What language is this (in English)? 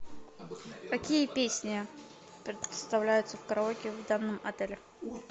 Russian